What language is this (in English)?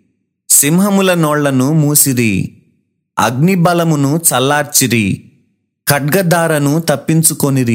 Telugu